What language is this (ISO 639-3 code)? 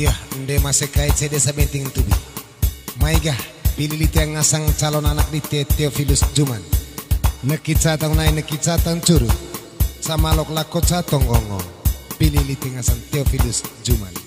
ind